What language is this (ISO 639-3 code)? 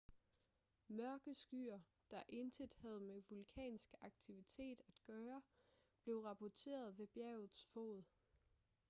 dan